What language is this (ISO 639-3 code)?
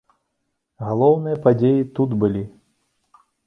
bel